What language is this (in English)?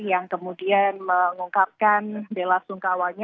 Indonesian